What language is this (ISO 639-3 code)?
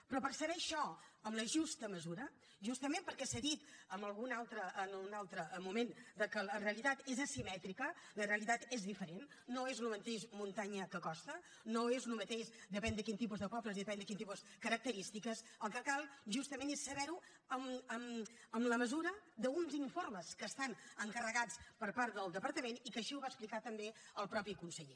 cat